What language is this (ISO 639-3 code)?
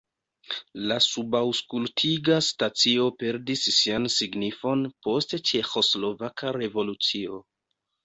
epo